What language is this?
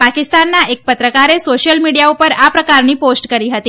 Gujarati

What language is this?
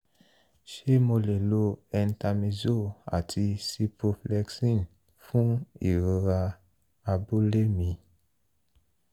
Yoruba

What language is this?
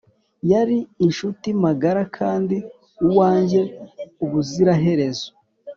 Kinyarwanda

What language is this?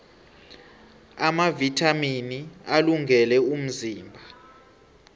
South Ndebele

